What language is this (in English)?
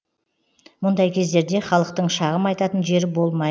Kazakh